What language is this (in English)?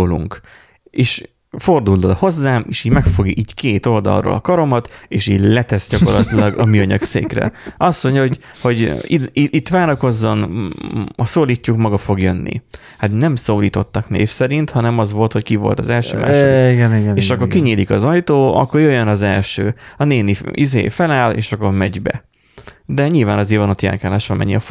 Hungarian